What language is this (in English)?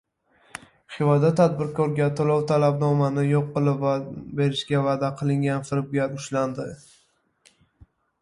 Uzbek